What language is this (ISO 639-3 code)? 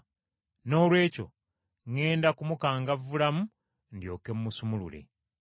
lug